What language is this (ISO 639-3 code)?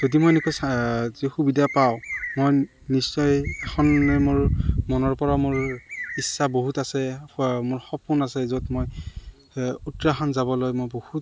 asm